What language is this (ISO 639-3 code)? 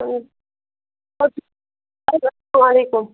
kas